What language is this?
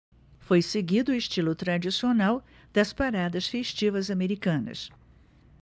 Portuguese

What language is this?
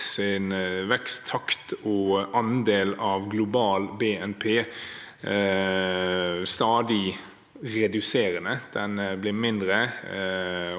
Norwegian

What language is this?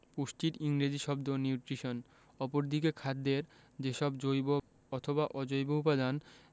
Bangla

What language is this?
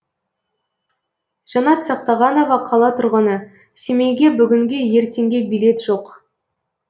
Kazakh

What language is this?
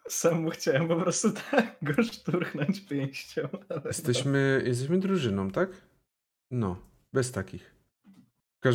Polish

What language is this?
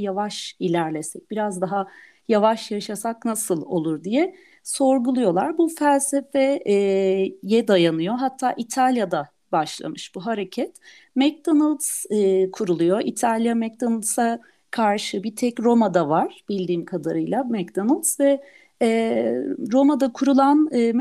Turkish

